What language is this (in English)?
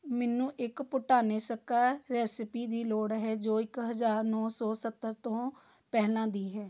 Punjabi